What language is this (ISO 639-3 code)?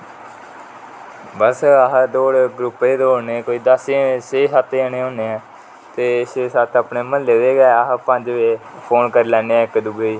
doi